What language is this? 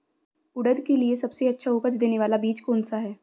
Hindi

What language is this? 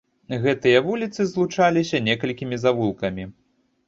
Belarusian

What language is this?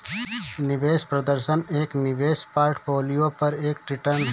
Hindi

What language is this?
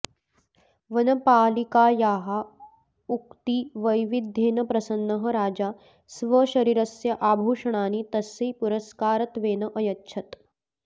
Sanskrit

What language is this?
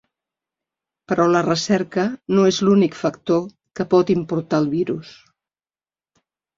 Catalan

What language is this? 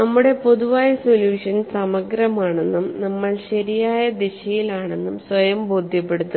Malayalam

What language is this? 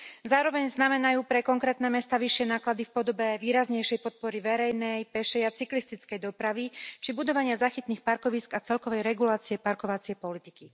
Slovak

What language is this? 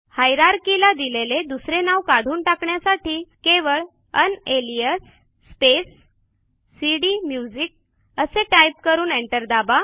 Marathi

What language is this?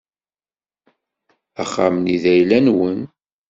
Kabyle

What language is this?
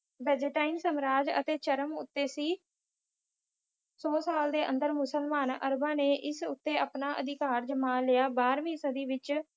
Punjabi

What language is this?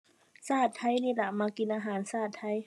Thai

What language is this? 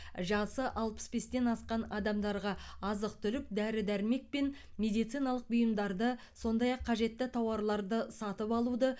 Kazakh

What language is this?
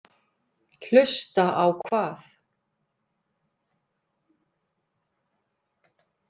Icelandic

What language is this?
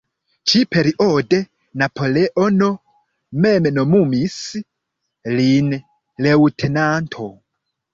Esperanto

